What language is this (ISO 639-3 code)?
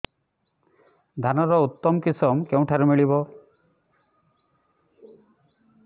ori